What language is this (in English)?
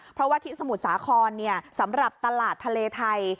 Thai